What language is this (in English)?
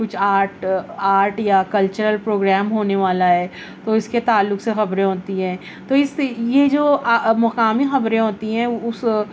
Urdu